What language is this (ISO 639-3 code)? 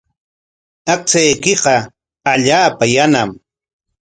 qwa